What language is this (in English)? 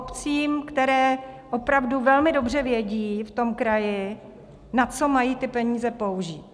Czech